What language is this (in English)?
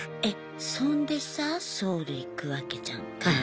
Japanese